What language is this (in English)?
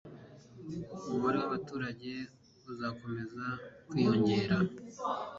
Kinyarwanda